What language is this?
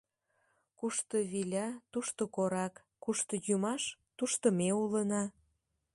Mari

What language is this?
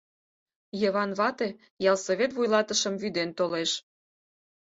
Mari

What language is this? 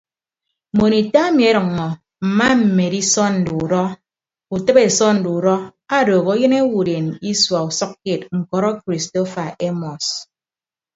Ibibio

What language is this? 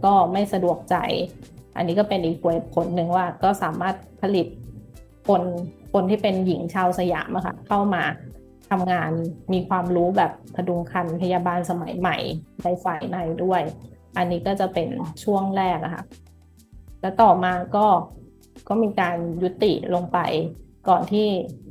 Thai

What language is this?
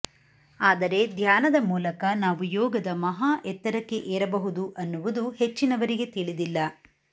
Kannada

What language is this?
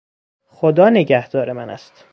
Persian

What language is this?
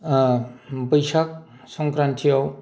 Bodo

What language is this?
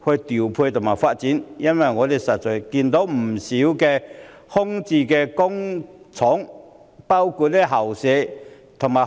Cantonese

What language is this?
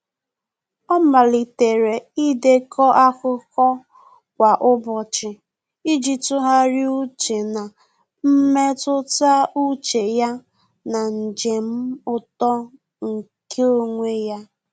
Igbo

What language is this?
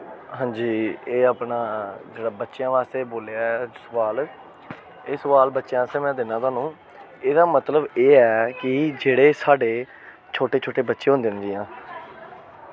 Dogri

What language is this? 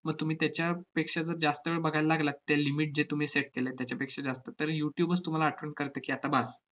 Marathi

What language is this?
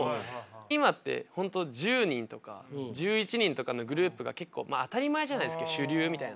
Japanese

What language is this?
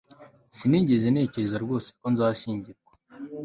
Kinyarwanda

